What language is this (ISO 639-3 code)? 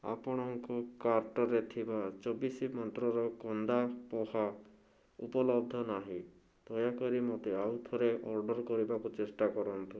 ori